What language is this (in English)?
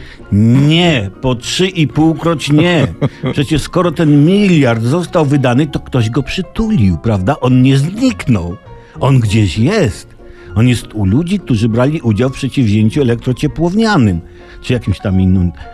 Polish